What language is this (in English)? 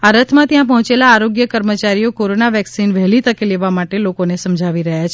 Gujarati